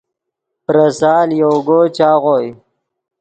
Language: Yidgha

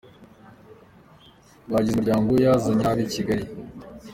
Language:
Kinyarwanda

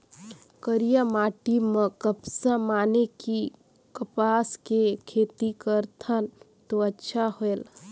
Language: Chhattisgarhi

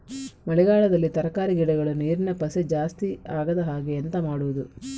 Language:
Kannada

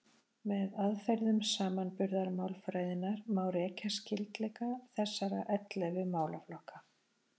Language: Icelandic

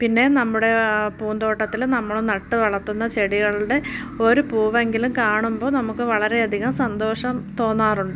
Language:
Malayalam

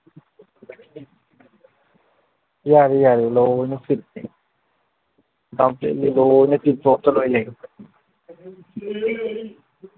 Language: Manipuri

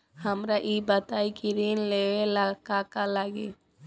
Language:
Bhojpuri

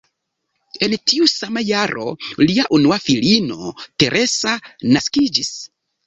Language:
Esperanto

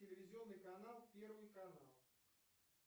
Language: Russian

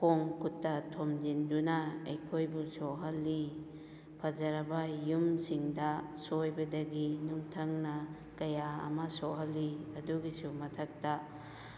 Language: Manipuri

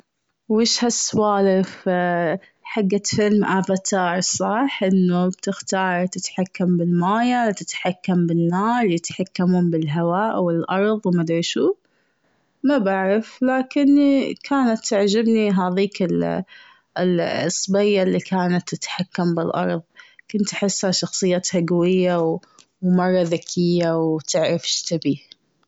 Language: Gulf Arabic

